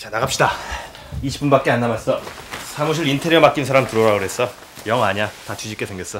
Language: Korean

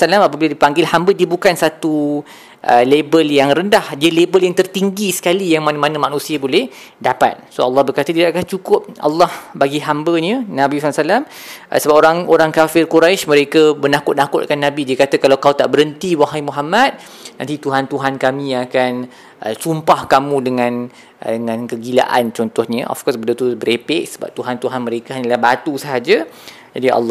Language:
Malay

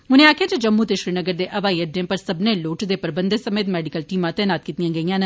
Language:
Dogri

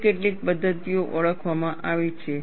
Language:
Gujarati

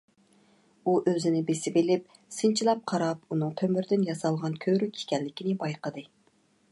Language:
Uyghur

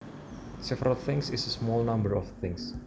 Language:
Javanese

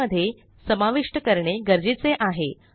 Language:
Marathi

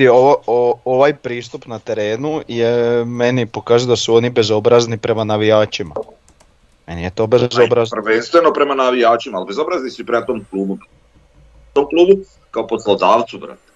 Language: Croatian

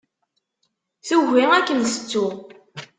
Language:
Kabyle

